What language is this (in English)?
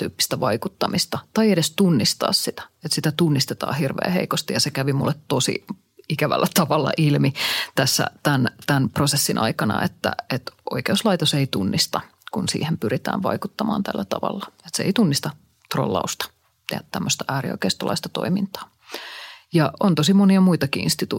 Finnish